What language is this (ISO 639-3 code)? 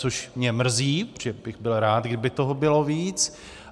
ces